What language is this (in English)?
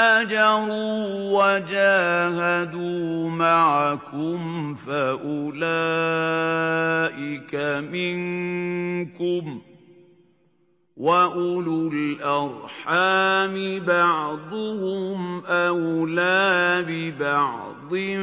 Arabic